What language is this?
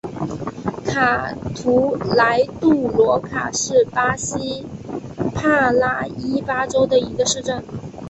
Chinese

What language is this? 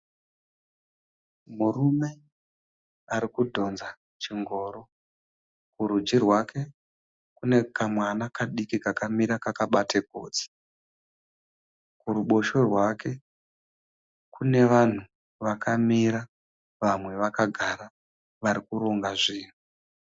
Shona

